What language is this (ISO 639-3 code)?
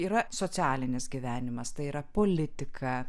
lit